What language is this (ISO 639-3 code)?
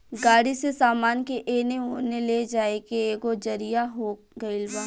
bho